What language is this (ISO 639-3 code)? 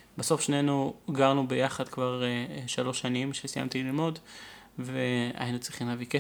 heb